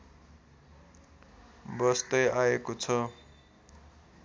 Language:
Nepali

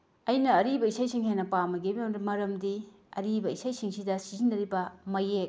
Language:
Manipuri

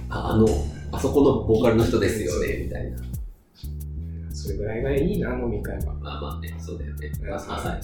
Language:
Japanese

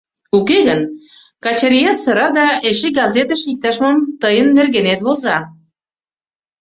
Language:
Mari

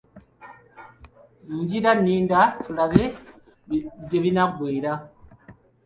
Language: Ganda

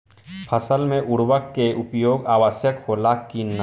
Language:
Bhojpuri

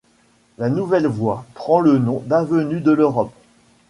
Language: French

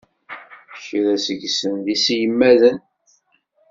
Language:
Kabyle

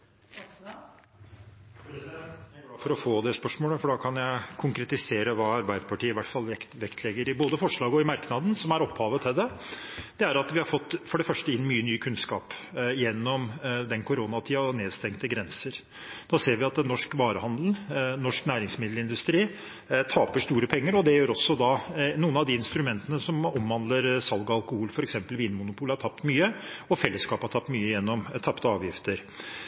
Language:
Norwegian Bokmål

